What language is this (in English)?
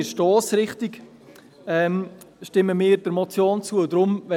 Swiss German